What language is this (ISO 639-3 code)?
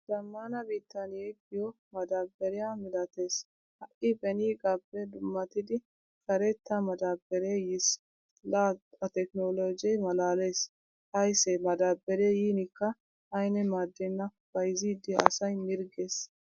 wal